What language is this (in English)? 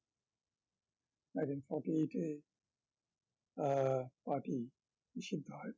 Bangla